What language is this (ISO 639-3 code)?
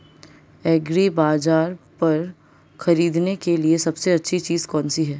hin